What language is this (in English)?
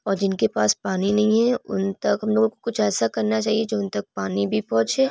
Urdu